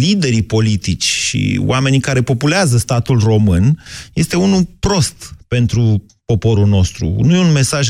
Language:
Romanian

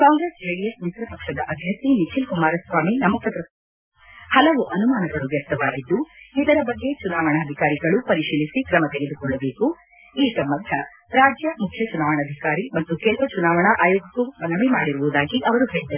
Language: Kannada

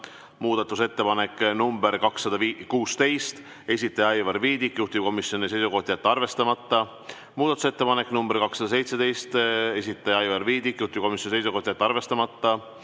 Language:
Estonian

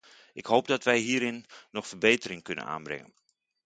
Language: Dutch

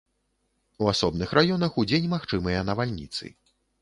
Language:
Belarusian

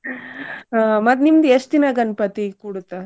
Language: Kannada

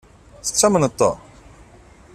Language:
Kabyle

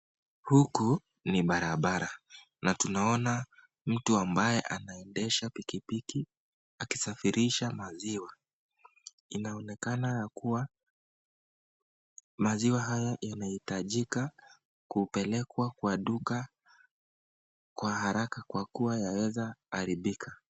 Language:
Swahili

